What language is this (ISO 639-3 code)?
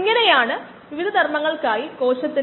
mal